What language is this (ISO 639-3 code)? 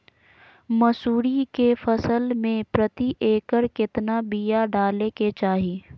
mag